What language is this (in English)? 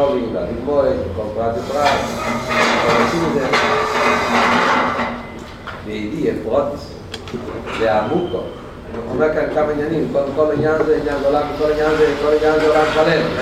Hebrew